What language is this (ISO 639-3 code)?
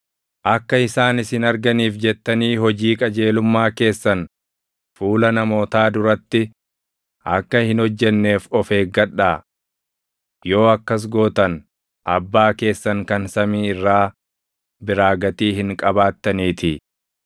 orm